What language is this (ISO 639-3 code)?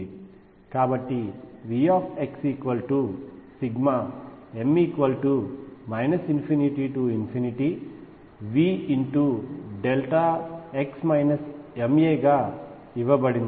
tel